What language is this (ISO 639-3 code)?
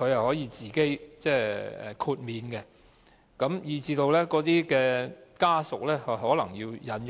yue